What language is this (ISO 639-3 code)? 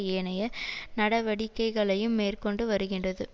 tam